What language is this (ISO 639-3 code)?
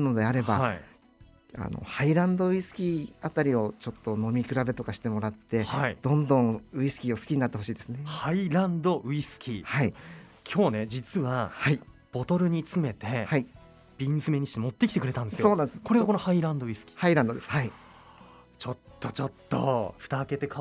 jpn